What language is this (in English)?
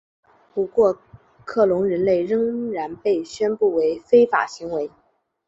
Chinese